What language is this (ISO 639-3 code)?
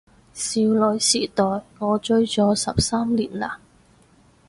yue